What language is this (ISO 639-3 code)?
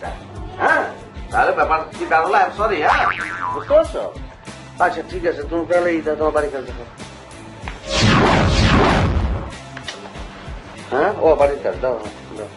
ara